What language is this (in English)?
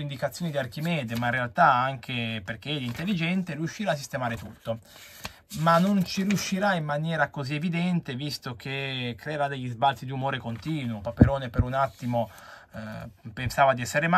Italian